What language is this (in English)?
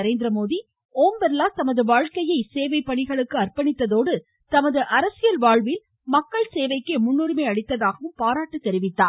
Tamil